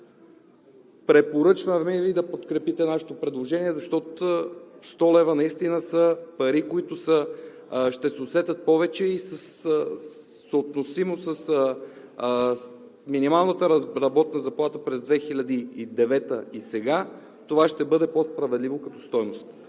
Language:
Bulgarian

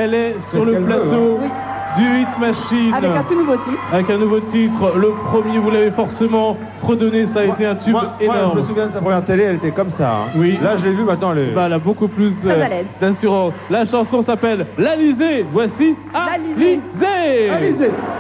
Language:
French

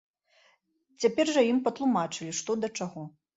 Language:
Belarusian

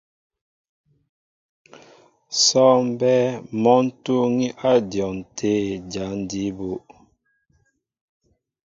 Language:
Mbo (Cameroon)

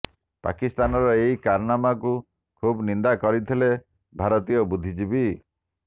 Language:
Odia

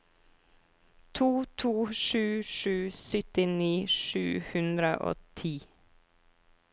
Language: Norwegian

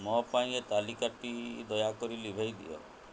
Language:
Odia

